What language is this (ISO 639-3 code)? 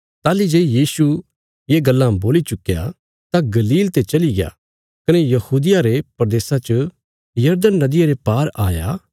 kfs